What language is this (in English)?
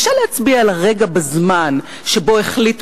Hebrew